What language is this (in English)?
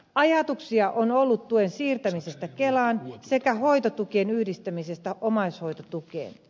Finnish